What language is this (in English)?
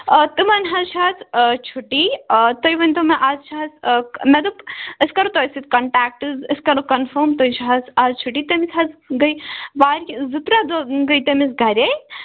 Kashmiri